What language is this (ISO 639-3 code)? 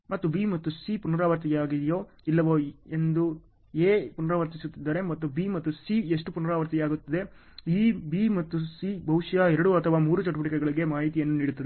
kan